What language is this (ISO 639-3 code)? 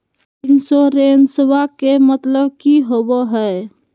mag